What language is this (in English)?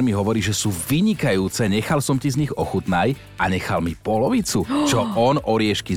Slovak